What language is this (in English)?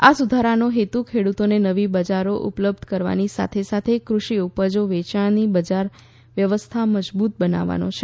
Gujarati